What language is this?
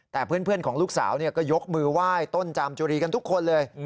Thai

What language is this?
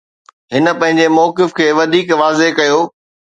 Sindhi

